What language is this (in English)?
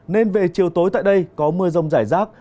Vietnamese